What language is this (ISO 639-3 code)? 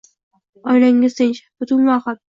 uzb